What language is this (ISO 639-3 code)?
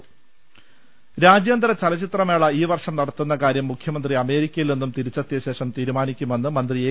mal